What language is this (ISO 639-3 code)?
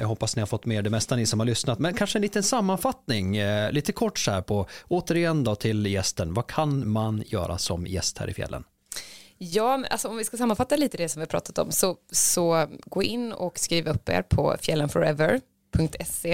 swe